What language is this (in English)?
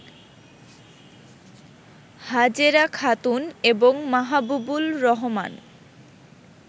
Bangla